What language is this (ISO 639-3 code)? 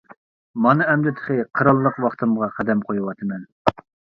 uig